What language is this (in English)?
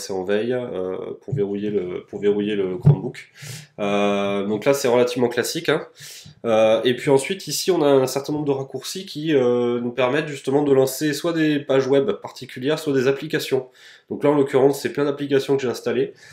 French